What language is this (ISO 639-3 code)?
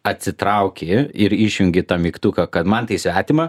lit